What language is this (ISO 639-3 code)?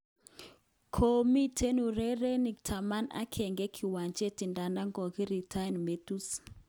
kln